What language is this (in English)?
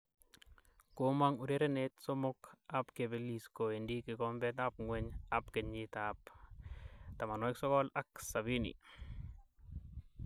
Kalenjin